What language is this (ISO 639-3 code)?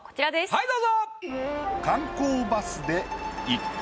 jpn